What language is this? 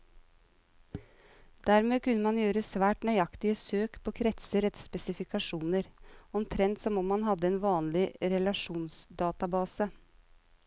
Norwegian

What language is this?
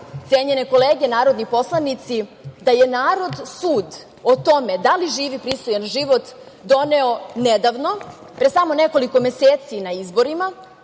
Serbian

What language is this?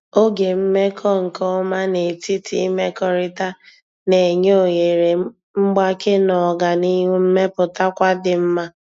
Igbo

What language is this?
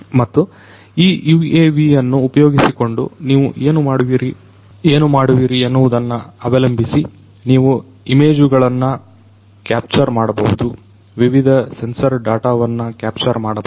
Kannada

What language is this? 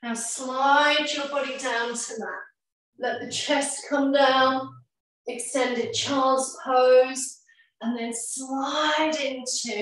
English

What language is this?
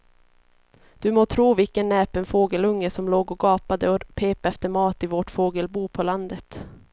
Swedish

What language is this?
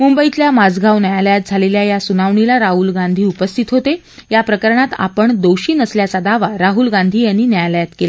Marathi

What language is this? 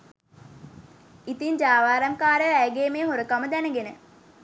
Sinhala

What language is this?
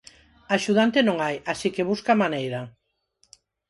Galician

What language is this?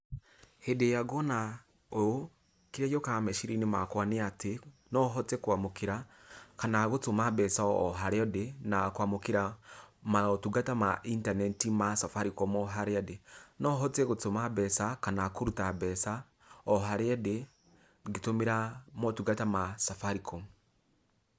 Kikuyu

